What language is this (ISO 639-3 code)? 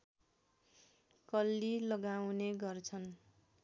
nep